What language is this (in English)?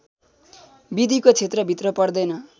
Nepali